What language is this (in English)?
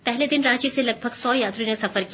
Hindi